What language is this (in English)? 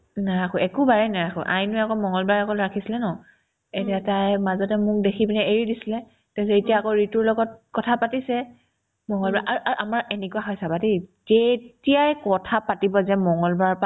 Assamese